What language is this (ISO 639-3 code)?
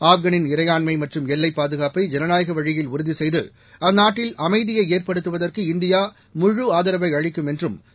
tam